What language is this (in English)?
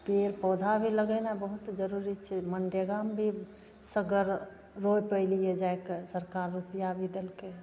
Maithili